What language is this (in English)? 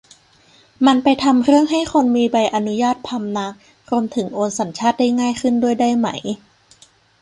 Thai